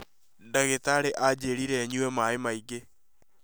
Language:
Kikuyu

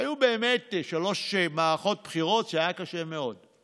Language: Hebrew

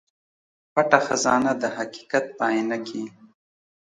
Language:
Pashto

